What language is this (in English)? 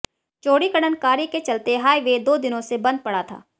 Hindi